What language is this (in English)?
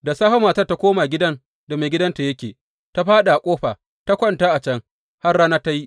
Hausa